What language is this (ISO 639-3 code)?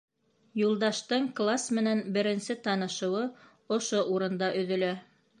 bak